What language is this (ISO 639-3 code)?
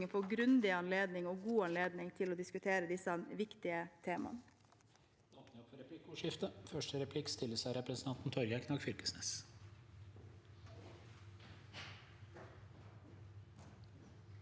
nor